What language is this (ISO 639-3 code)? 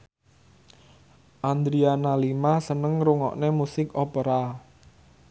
jav